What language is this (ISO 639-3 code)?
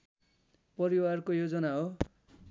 nep